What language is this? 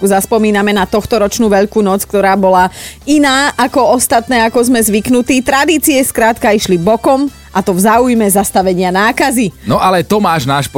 Slovak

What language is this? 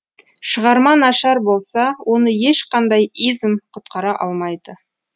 Kazakh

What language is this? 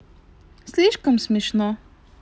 Russian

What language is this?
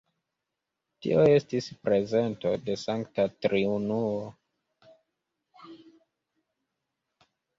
Esperanto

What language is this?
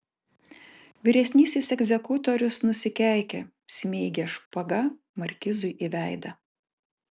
Lithuanian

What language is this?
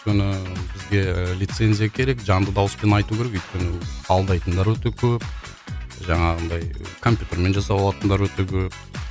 Kazakh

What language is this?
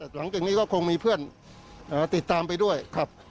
Thai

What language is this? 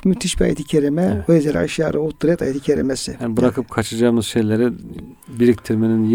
Turkish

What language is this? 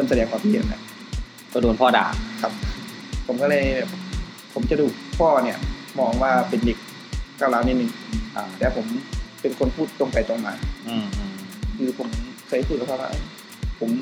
Thai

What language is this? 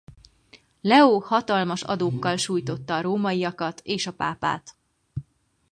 Hungarian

